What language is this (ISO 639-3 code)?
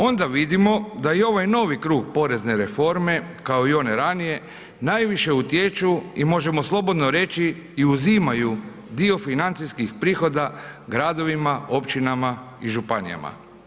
hrv